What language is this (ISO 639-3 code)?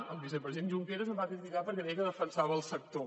cat